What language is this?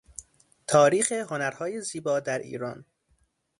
Persian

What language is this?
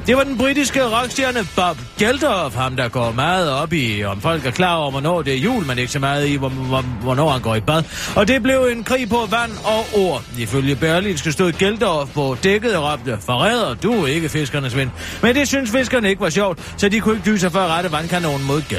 Danish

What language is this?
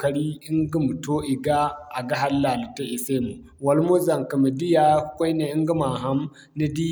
Zarma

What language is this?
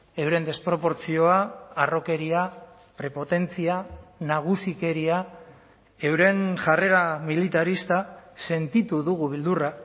Basque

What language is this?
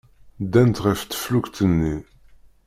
Kabyle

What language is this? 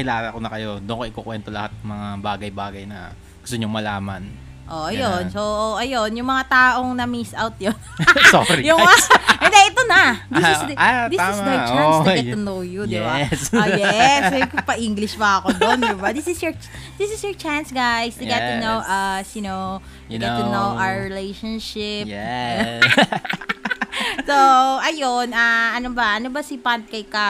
Filipino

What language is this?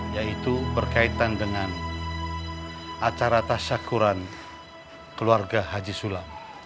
Indonesian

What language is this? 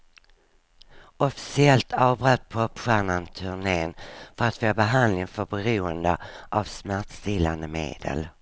Swedish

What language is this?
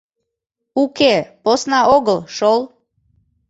Mari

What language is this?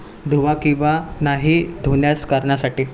Marathi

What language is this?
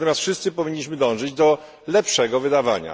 Polish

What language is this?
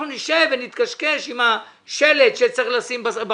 Hebrew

